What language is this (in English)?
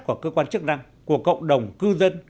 Vietnamese